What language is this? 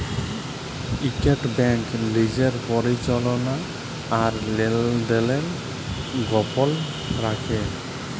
Bangla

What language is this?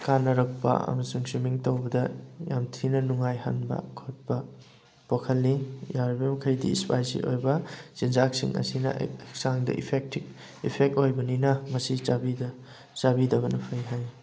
Manipuri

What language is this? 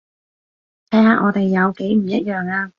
Cantonese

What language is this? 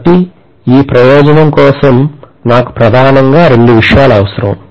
Telugu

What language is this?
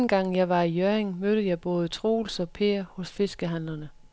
Danish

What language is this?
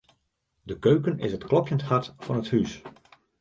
Western Frisian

